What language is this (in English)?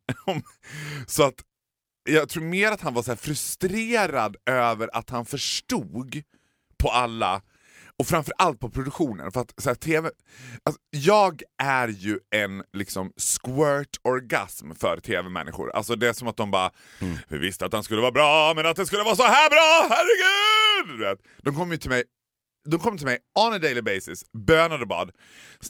Swedish